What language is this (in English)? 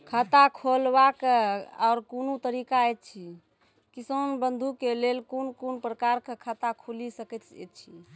Maithili